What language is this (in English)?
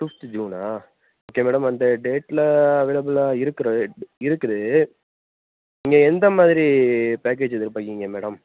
Tamil